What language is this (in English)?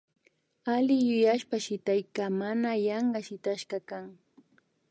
Imbabura Highland Quichua